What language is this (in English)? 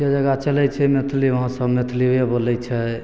Maithili